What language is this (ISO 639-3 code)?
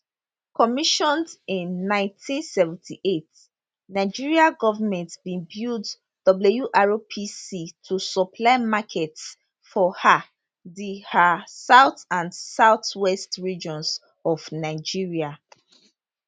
pcm